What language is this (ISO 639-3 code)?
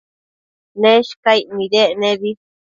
mcf